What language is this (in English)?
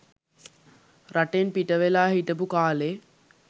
Sinhala